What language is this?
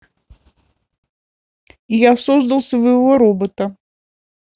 Russian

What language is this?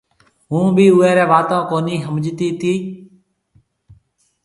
Marwari (Pakistan)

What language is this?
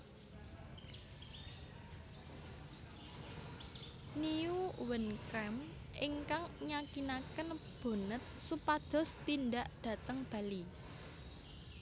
Javanese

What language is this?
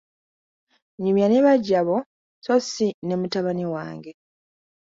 Ganda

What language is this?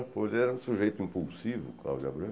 Portuguese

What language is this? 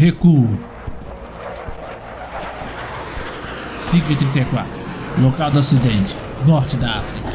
Portuguese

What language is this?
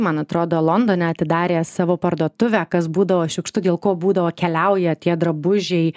Lithuanian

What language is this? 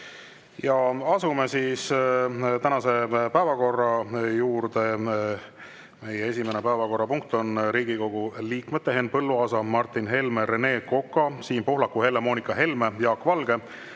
Estonian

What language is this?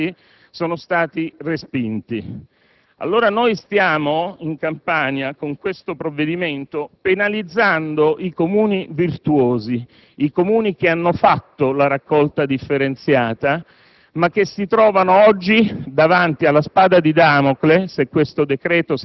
Italian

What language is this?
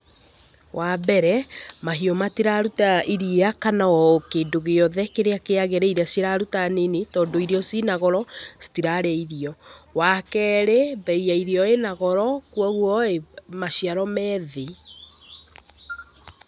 Kikuyu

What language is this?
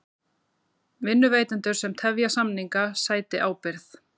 Icelandic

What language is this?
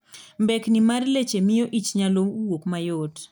Luo (Kenya and Tanzania)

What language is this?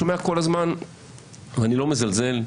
Hebrew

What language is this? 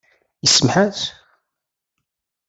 Kabyle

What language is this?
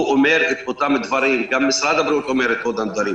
Hebrew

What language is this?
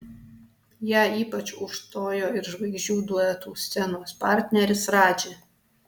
Lithuanian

